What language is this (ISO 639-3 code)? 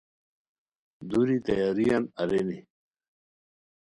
khw